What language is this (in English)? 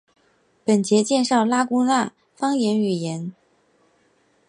Chinese